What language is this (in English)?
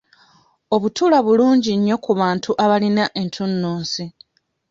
Ganda